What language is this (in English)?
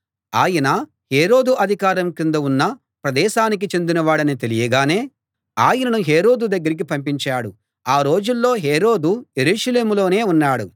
Telugu